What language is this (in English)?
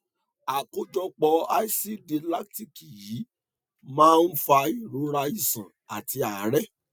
Yoruba